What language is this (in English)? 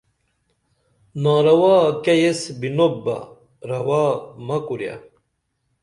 Dameli